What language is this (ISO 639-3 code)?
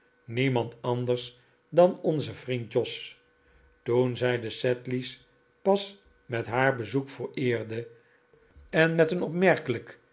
nld